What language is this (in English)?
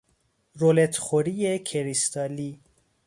Persian